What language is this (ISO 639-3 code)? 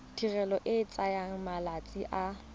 tsn